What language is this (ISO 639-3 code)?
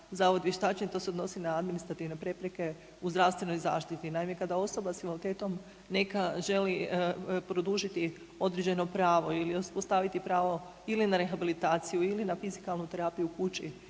hrv